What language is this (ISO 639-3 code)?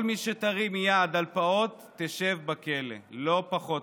heb